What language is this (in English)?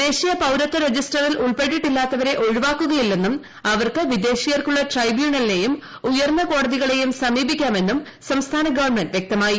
Malayalam